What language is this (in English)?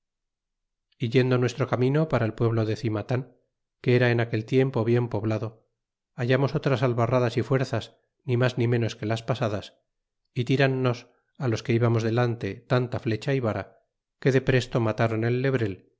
Spanish